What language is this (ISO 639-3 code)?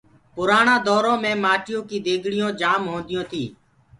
ggg